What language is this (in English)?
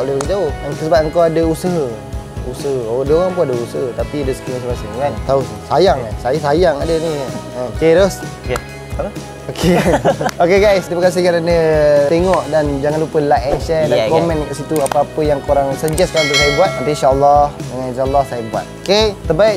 Malay